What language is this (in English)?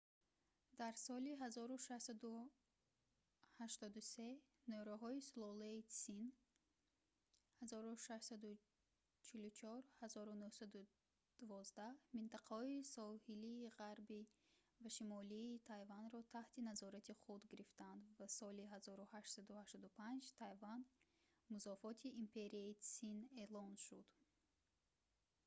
Tajik